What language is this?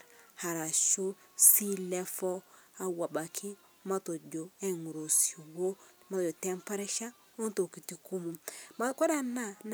Masai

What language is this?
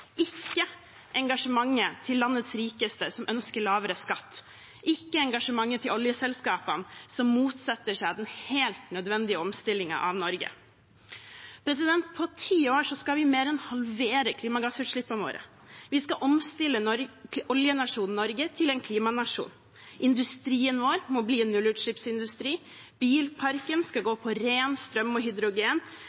Norwegian Bokmål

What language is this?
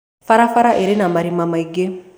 Kikuyu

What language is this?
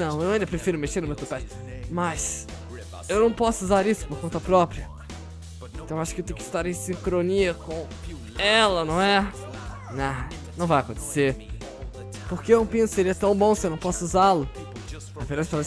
Portuguese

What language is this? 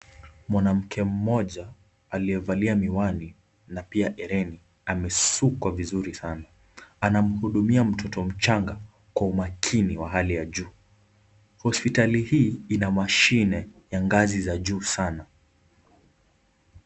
Swahili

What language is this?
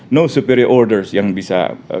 Indonesian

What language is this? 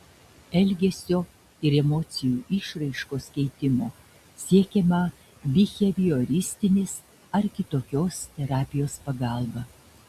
Lithuanian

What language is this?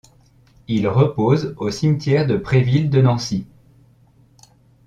French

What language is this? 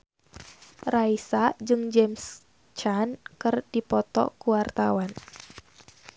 Sundanese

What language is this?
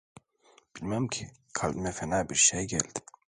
Turkish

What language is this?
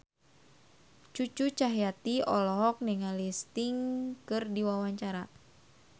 Sundanese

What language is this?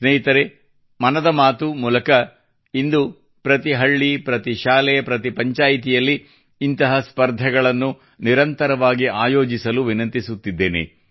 Kannada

